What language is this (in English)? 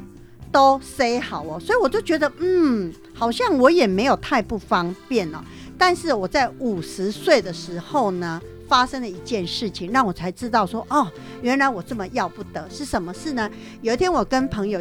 Chinese